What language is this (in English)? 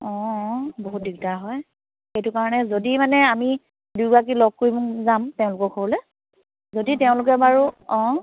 Assamese